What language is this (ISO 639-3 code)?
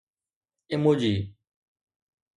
snd